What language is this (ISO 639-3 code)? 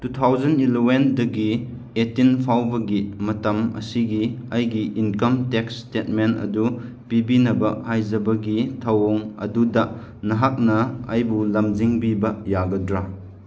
mni